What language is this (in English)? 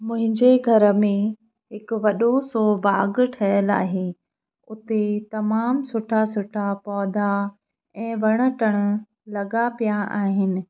Sindhi